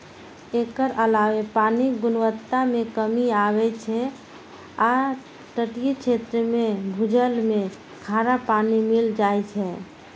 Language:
Maithili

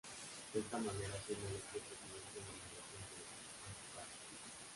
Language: Spanish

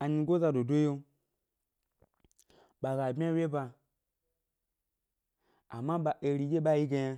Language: Gbari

